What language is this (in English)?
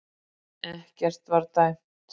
Icelandic